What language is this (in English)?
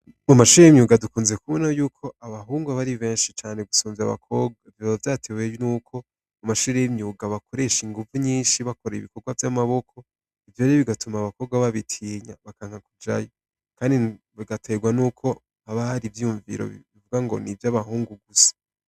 Rundi